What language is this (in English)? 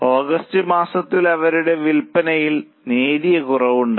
Malayalam